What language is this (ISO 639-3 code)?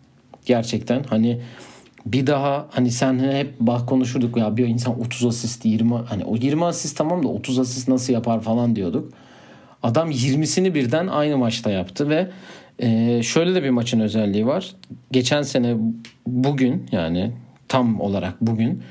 tur